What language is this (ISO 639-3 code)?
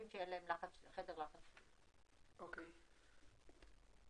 heb